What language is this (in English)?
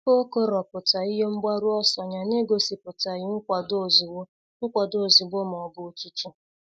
Igbo